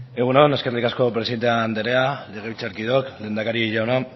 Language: Basque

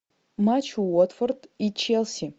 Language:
Russian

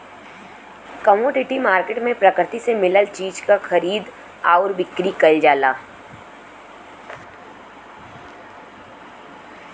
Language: Bhojpuri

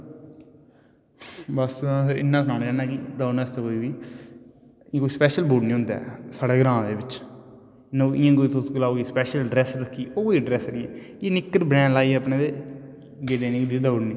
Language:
Dogri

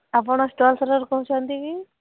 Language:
Odia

